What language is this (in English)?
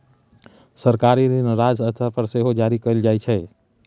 Maithili